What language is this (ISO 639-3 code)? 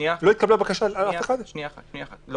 heb